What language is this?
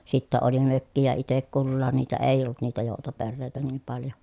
Finnish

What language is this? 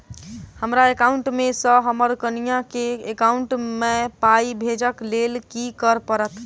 Maithili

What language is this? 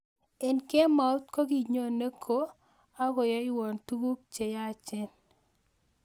Kalenjin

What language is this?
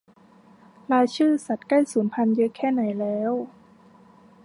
Thai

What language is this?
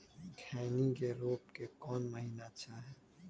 Magahi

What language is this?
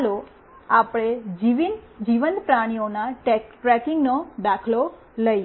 Gujarati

